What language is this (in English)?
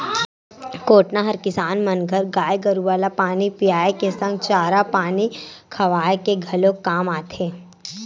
Chhattisgarhi